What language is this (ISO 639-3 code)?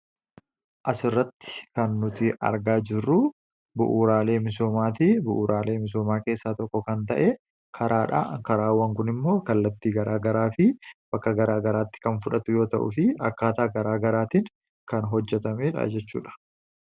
orm